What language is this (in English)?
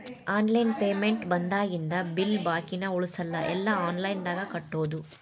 Kannada